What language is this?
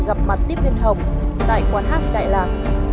Vietnamese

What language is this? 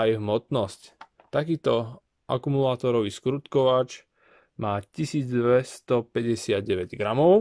Slovak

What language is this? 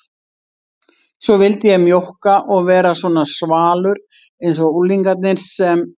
Icelandic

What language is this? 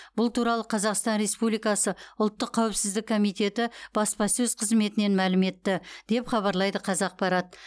Kazakh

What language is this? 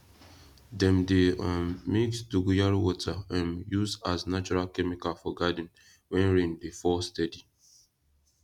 Nigerian Pidgin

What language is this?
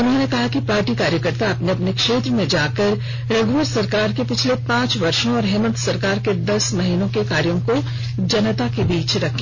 Hindi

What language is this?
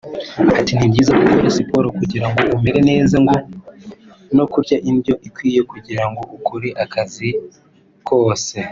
Kinyarwanda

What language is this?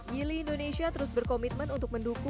Indonesian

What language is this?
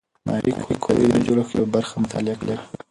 Pashto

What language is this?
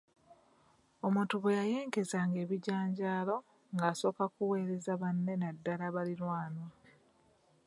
Ganda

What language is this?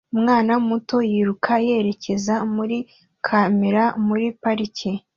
Kinyarwanda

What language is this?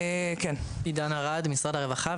Hebrew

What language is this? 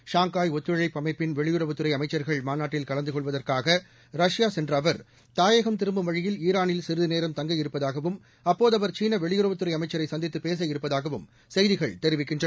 Tamil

